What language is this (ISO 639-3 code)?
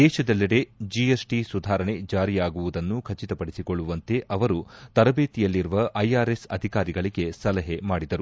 kan